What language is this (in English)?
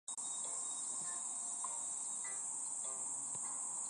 Chinese